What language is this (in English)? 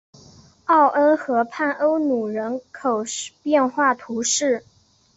Chinese